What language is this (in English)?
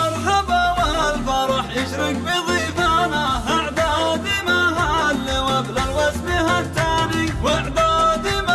Arabic